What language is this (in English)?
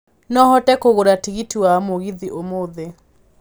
Kikuyu